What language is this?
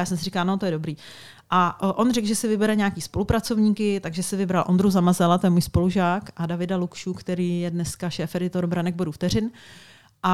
Czech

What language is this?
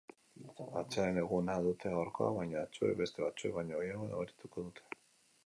Basque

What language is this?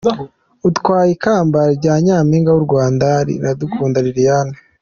Kinyarwanda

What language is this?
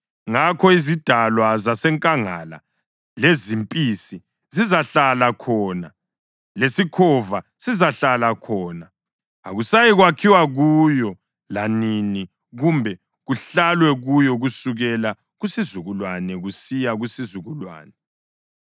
North Ndebele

